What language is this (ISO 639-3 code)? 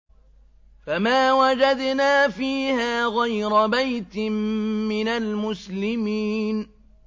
ara